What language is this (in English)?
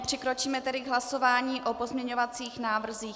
Czech